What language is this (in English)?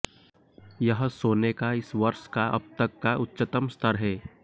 Hindi